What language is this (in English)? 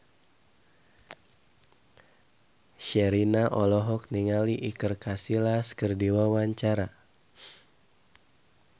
Sundanese